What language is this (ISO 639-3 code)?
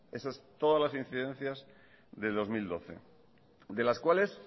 spa